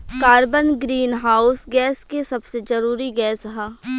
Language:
Bhojpuri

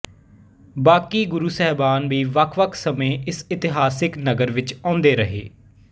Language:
Punjabi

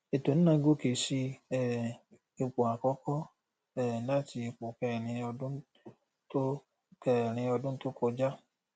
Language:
Yoruba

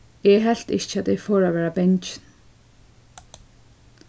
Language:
Faroese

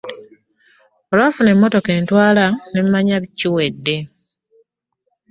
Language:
Ganda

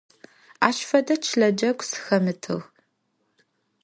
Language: Adyghe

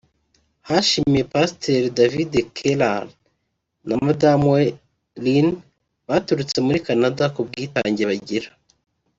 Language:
Kinyarwanda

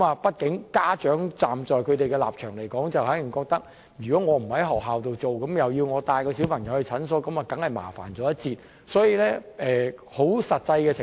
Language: Cantonese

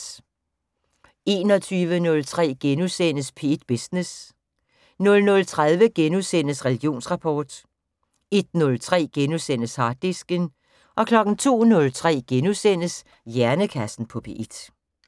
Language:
Danish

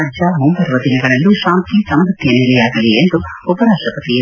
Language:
Kannada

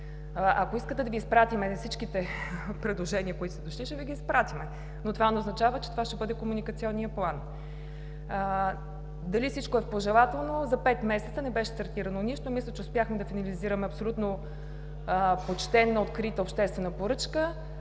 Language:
Bulgarian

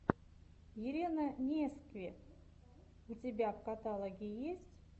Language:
Russian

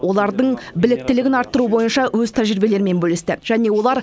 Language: Kazakh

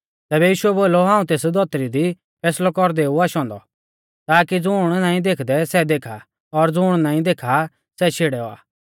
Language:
Mahasu Pahari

